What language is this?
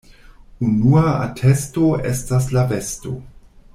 Esperanto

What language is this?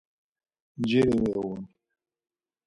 Laz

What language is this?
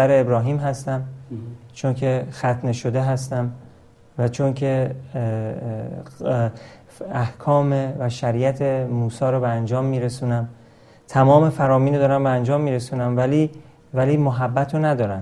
Persian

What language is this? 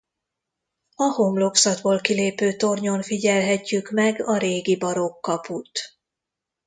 Hungarian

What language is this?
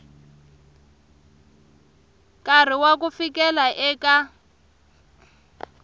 Tsonga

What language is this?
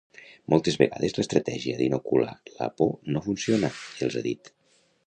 Catalan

